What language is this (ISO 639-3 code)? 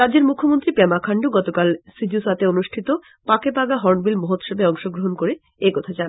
ben